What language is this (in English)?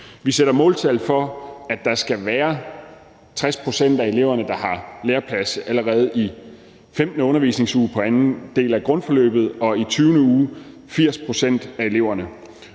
Danish